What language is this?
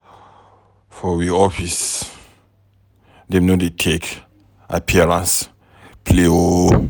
Nigerian Pidgin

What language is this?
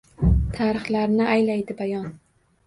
Uzbek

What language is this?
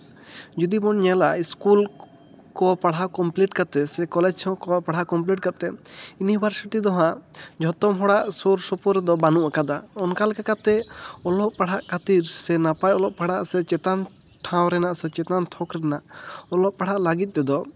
Santali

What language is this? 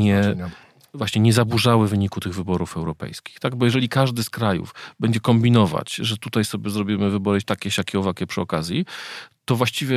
Polish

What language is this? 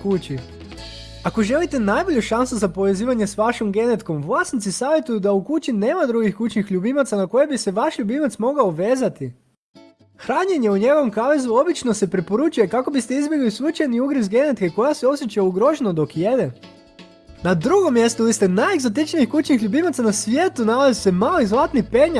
Croatian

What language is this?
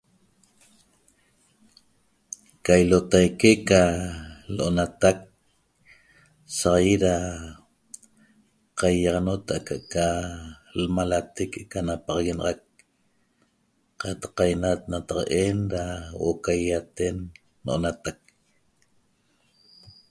Toba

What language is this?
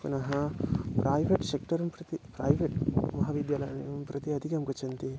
Sanskrit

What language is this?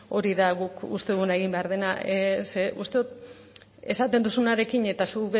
Basque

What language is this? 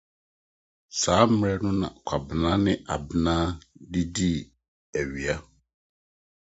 Akan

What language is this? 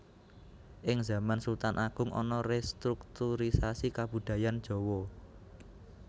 Javanese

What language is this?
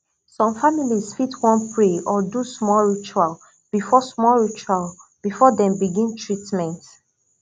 Nigerian Pidgin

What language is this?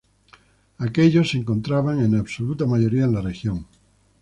Spanish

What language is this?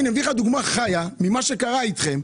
Hebrew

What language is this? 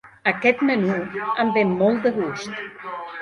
Catalan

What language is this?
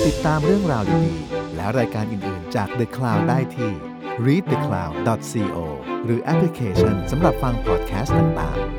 Thai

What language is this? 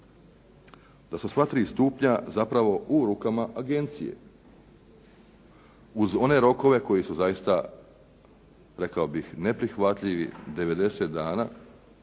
Croatian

